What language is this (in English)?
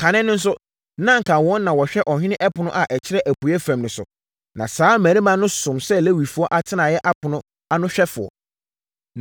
Akan